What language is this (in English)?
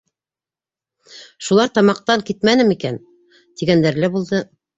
Bashkir